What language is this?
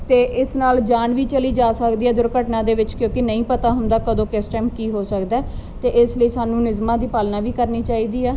Punjabi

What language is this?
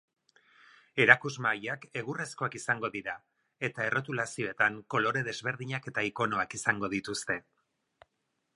Basque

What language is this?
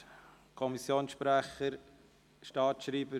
Swiss German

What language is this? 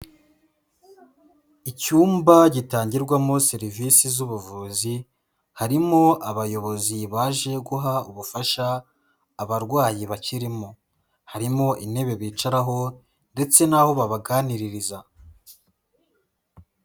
Kinyarwanda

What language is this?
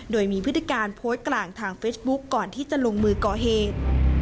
Thai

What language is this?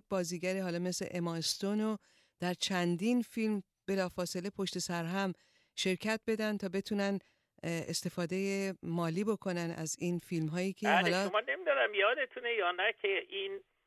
Persian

